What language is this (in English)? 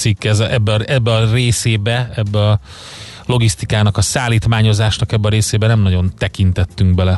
Hungarian